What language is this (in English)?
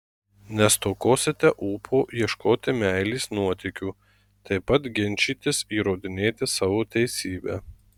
Lithuanian